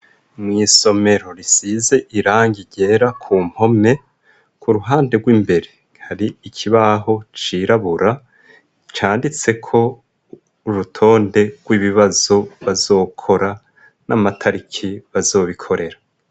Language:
Rundi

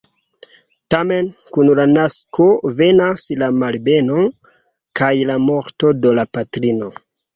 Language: Esperanto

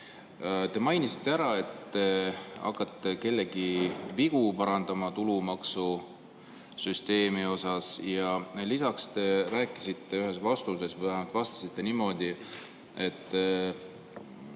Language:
Estonian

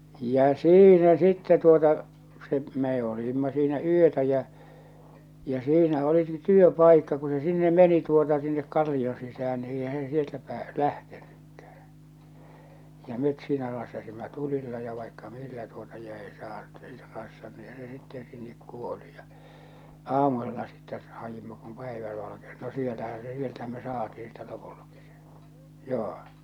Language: Finnish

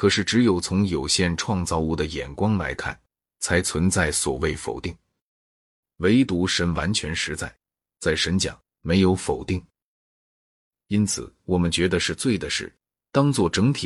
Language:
Chinese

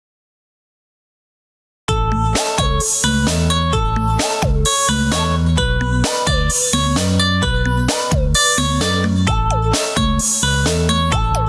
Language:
Indonesian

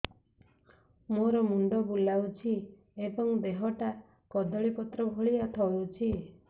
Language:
Odia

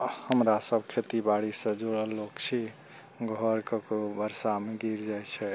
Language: Maithili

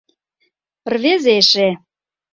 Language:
Mari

